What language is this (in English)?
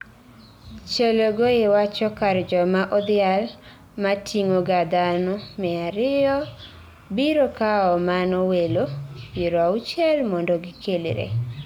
Luo (Kenya and Tanzania)